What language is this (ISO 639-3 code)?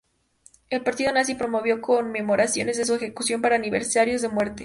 spa